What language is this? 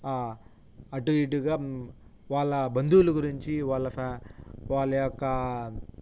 Telugu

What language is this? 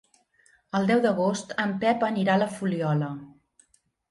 Catalan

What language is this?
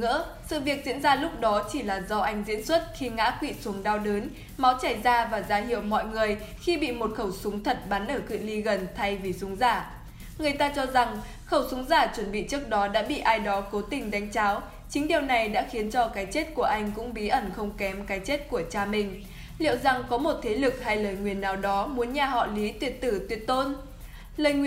Vietnamese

